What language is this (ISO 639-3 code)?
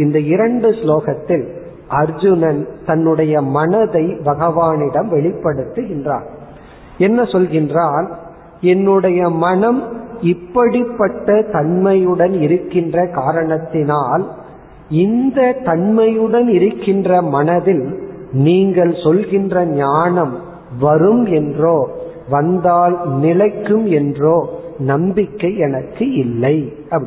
tam